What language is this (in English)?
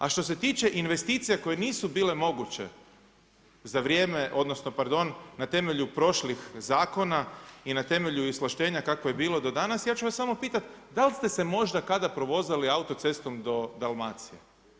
Croatian